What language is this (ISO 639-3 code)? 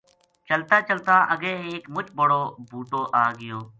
gju